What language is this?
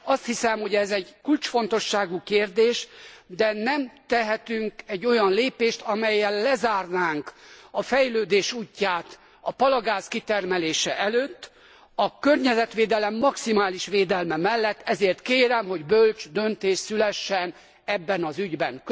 Hungarian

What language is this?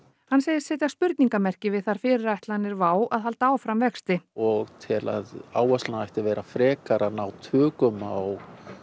Icelandic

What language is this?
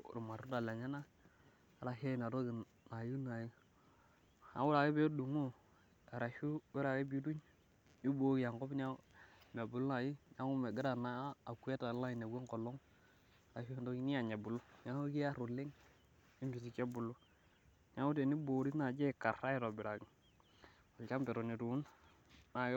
Masai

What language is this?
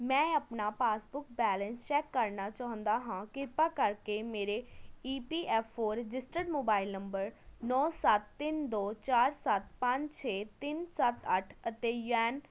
Punjabi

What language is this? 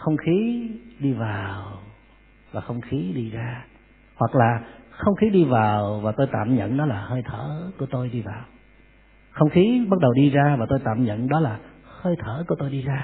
Vietnamese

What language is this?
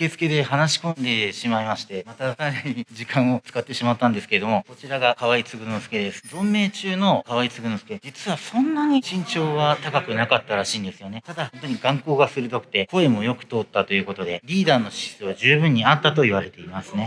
Japanese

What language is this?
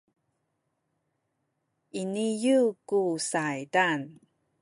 Sakizaya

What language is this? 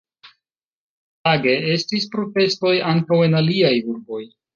Esperanto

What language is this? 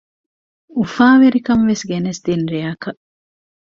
Divehi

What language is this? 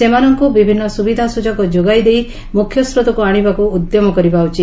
Odia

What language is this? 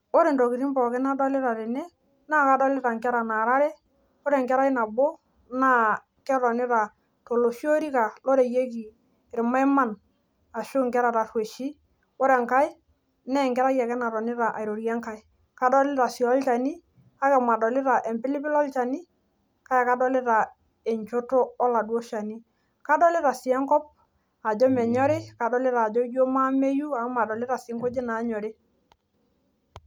Masai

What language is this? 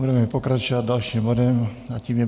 Czech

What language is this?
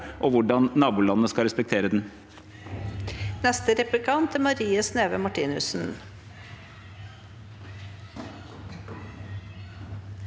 Norwegian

